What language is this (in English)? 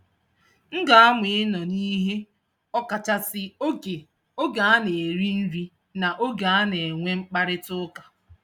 Igbo